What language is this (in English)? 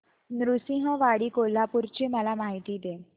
Marathi